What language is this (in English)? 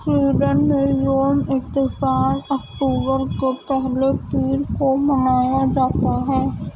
Urdu